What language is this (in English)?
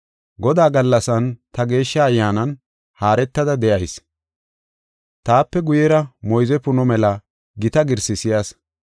Gofa